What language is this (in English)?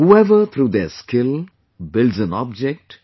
English